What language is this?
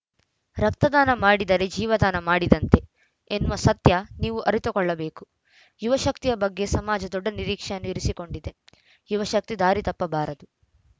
Kannada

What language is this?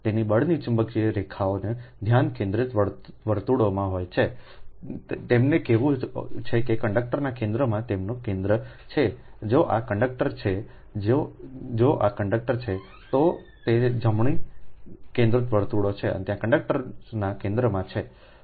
Gujarati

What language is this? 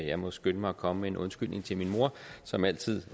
Danish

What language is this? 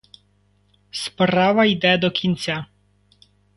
Ukrainian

